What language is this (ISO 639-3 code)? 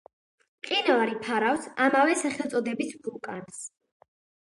kat